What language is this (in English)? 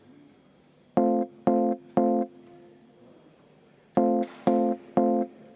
Estonian